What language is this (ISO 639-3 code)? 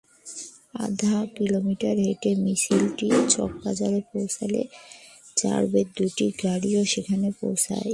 ben